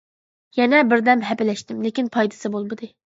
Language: Uyghur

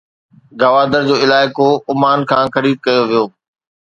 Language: Sindhi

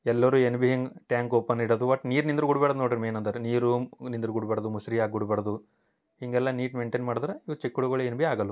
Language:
Kannada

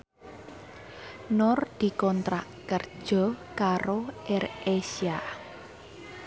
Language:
Javanese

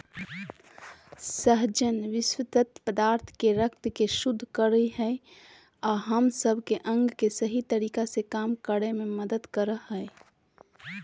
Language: Magahi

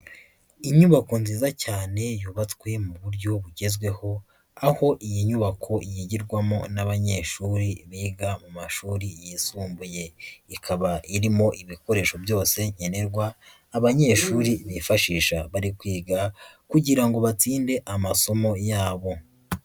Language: Kinyarwanda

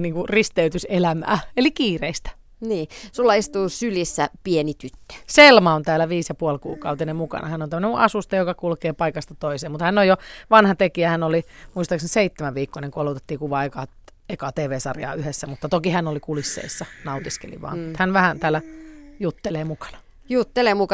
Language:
Finnish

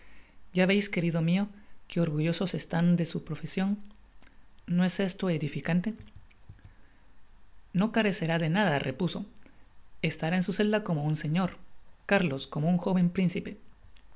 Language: Spanish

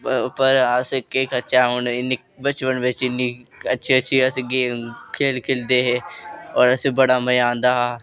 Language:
Dogri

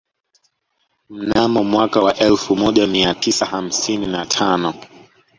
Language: Swahili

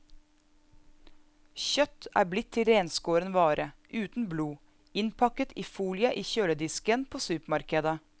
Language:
Norwegian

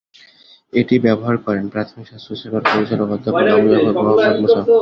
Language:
Bangla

